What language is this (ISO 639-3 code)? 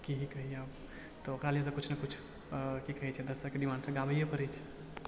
mai